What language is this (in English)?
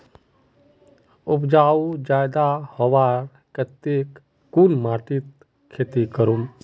Magahi